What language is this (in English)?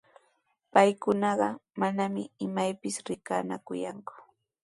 Sihuas Ancash Quechua